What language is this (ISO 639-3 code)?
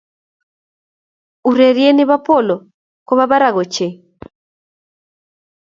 kln